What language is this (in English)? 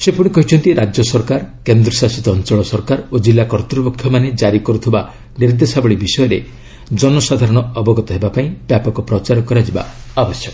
Odia